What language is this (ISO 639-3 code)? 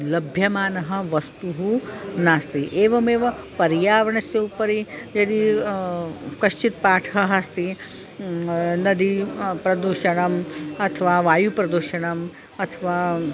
san